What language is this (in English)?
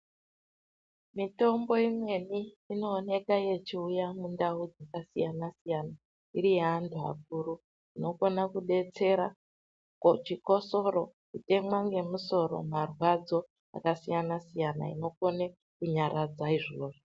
Ndau